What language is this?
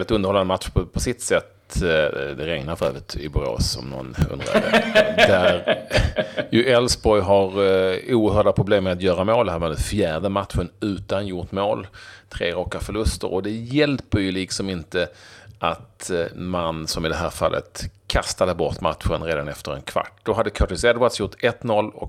Swedish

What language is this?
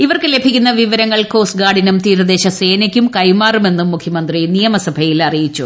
Malayalam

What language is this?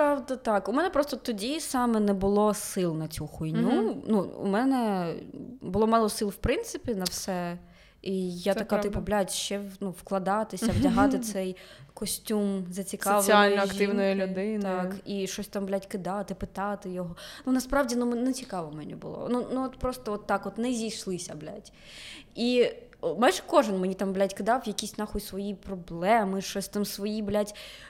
Ukrainian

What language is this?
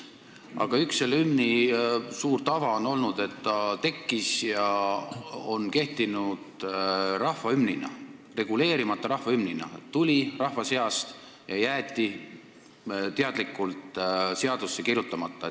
Estonian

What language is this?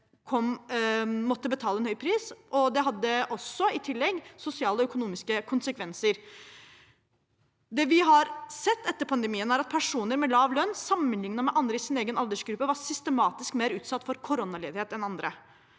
Norwegian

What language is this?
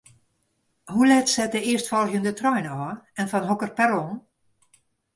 Western Frisian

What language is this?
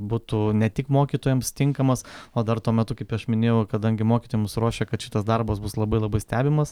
Lithuanian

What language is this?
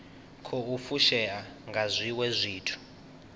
Venda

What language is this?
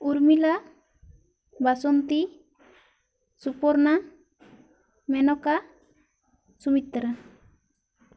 Santali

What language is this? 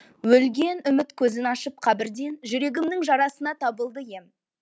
Kazakh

